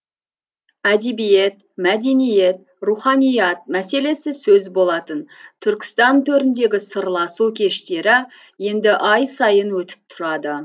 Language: Kazakh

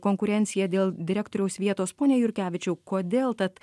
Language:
Lithuanian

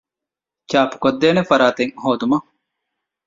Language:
Divehi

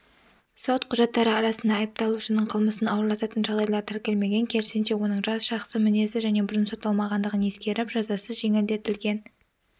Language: Kazakh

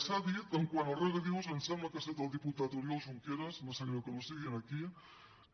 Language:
Catalan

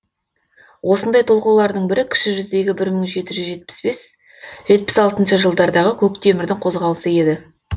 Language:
Kazakh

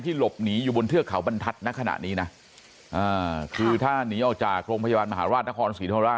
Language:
Thai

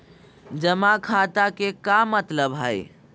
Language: Magahi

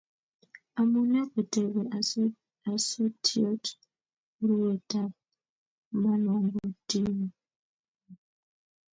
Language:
Kalenjin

